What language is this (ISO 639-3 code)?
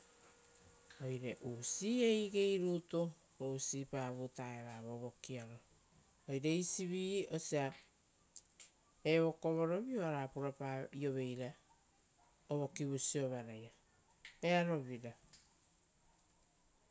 roo